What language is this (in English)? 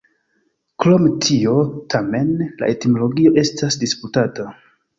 Esperanto